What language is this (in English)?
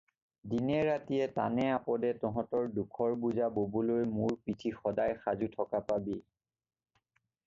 Assamese